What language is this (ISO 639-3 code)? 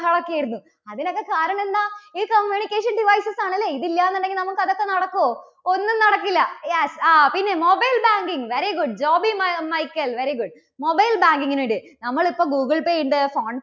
mal